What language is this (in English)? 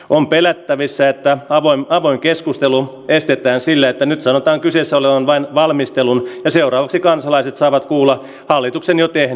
Finnish